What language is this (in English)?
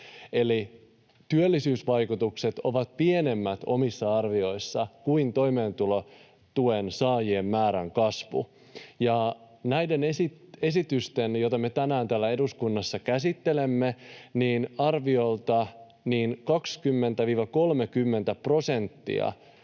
Finnish